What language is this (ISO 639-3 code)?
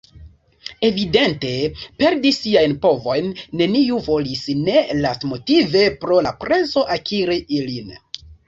epo